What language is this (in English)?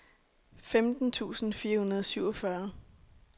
Danish